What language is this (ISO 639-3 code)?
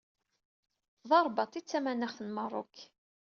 kab